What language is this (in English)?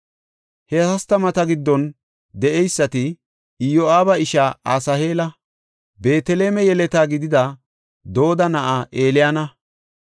Gofa